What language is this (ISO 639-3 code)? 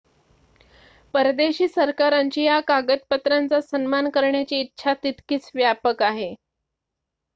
mar